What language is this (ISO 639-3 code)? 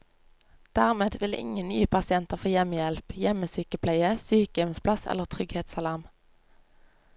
nor